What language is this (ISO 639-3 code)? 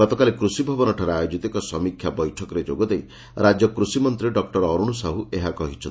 ori